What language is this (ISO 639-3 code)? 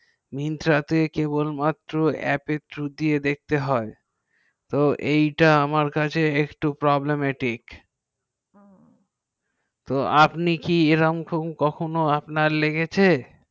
ben